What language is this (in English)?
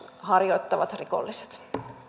Finnish